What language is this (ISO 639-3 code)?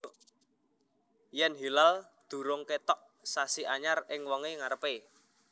jav